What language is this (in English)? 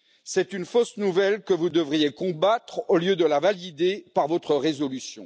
French